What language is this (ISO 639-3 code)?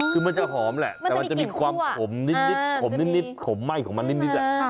tha